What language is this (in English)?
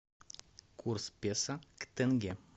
Russian